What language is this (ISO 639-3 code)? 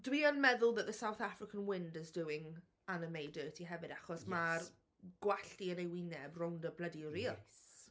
cym